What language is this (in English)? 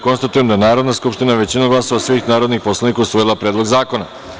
Serbian